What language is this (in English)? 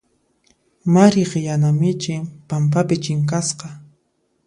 Puno Quechua